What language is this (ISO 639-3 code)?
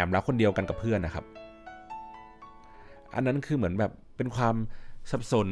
tha